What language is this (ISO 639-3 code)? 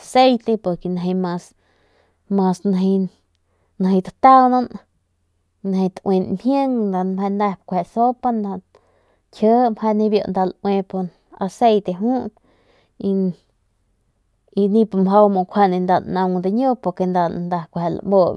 pmq